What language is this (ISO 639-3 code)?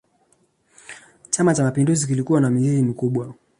swa